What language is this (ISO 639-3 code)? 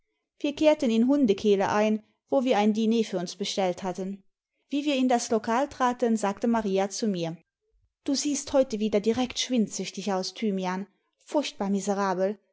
deu